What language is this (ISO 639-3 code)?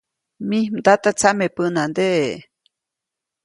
zoc